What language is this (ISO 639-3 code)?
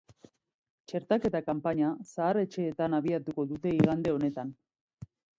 eus